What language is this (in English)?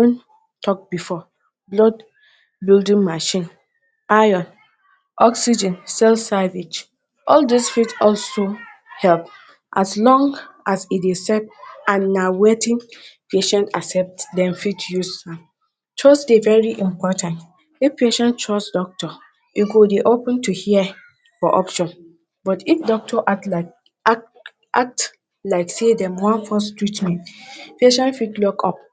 Nigerian Pidgin